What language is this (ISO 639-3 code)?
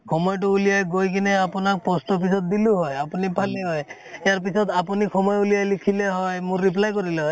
asm